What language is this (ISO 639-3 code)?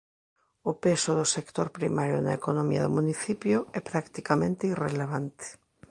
glg